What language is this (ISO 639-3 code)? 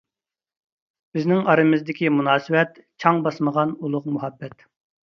uig